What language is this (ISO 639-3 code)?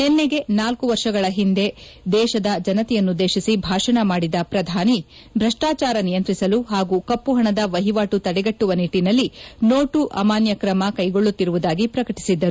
kan